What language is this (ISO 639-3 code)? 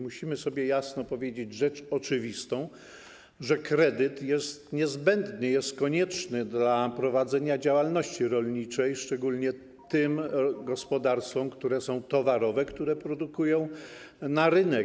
pol